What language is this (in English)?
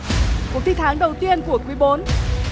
Vietnamese